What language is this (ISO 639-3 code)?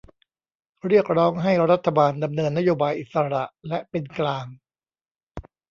tha